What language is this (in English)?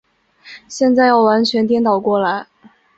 Chinese